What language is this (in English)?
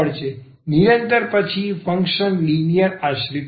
Gujarati